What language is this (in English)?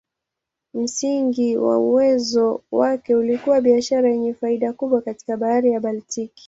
Swahili